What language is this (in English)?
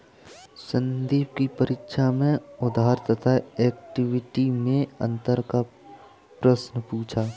Hindi